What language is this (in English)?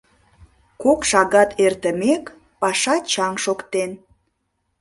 Mari